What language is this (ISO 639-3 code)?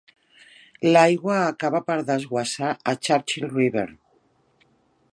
cat